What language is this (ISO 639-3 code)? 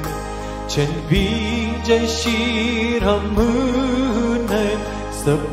ron